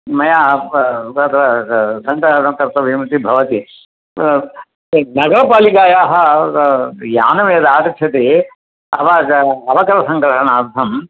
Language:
Sanskrit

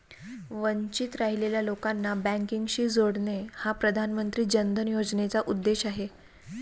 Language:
Marathi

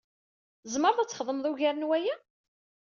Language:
Kabyle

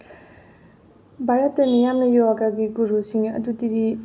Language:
Manipuri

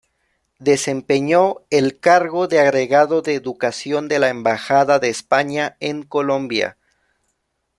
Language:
Spanish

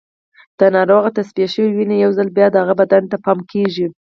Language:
Pashto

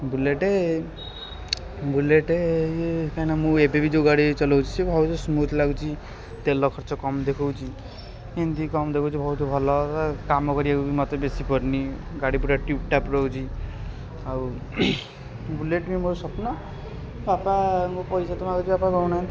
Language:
Odia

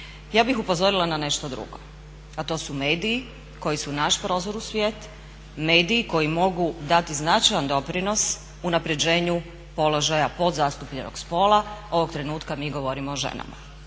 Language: Croatian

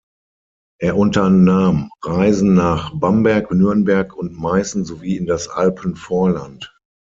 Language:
German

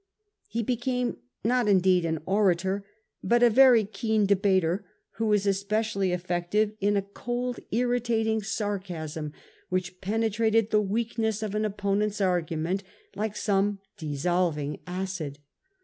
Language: English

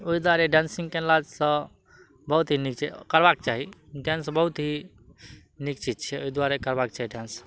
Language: Maithili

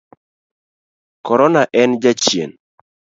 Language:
Luo (Kenya and Tanzania)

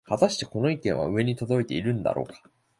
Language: Japanese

